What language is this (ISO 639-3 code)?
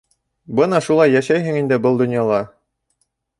bak